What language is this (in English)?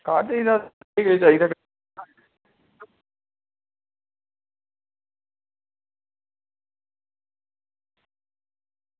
Dogri